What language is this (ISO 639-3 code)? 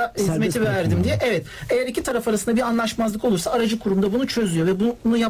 tur